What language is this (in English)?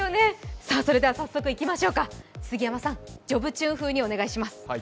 Japanese